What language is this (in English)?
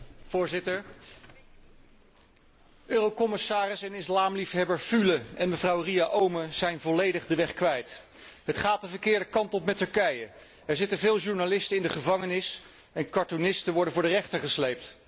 Dutch